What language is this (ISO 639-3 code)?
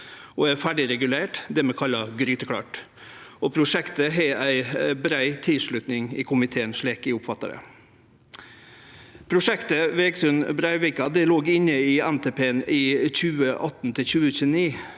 nor